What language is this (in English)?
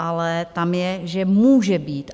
Czech